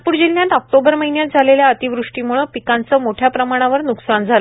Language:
Marathi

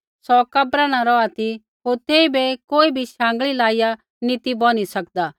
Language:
Kullu Pahari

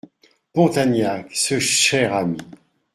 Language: French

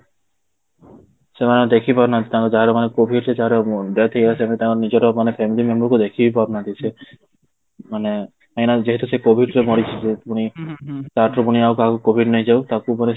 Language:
Odia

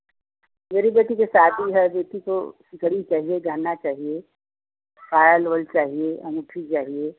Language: Hindi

